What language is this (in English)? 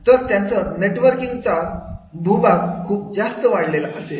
Marathi